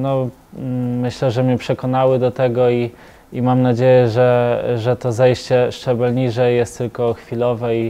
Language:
Polish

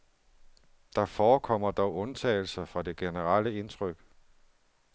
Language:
Danish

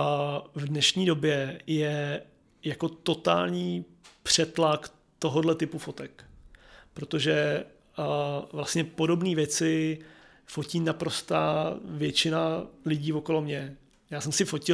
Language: Czech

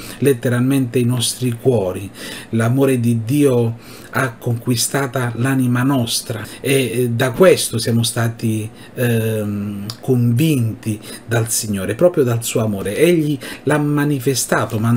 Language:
Italian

